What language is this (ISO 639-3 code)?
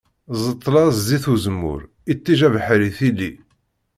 kab